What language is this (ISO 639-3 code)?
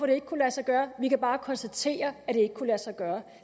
dan